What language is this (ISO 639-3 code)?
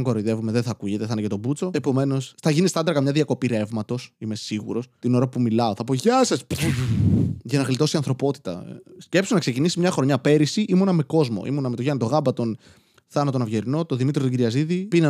ell